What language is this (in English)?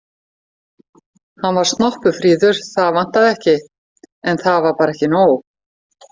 Icelandic